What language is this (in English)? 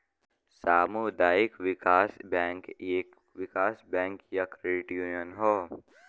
Bhojpuri